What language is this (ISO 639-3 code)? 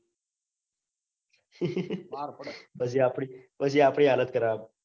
guj